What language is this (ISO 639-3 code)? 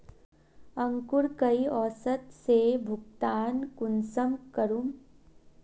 mag